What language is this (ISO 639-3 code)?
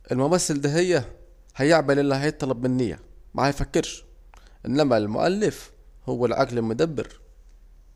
aec